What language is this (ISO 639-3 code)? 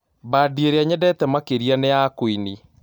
kik